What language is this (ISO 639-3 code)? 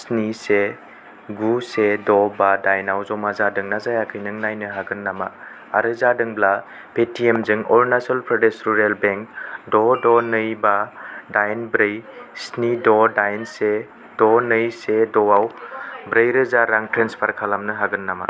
brx